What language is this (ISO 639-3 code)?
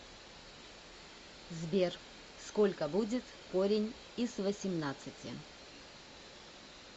rus